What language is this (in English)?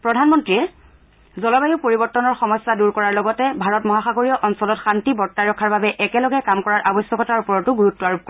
Assamese